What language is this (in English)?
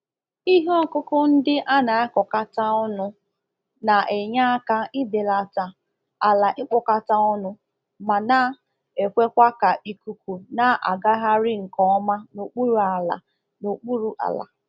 Igbo